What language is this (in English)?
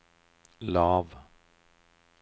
Norwegian